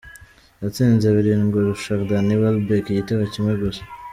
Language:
Kinyarwanda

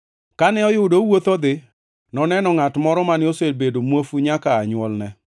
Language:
Luo (Kenya and Tanzania)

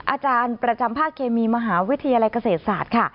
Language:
Thai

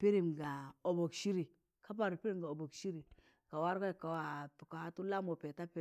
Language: Tangale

